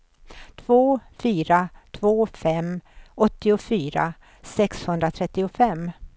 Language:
Swedish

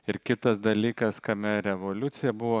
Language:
Lithuanian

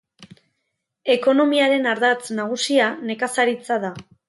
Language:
Basque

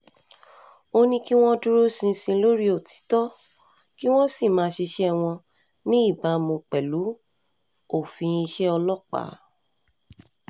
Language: Yoruba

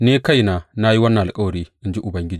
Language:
Hausa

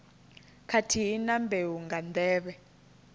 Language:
Venda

